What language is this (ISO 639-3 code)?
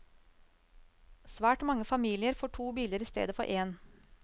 nor